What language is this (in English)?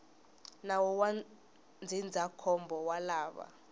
Tsonga